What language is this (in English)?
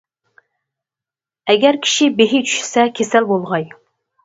Uyghur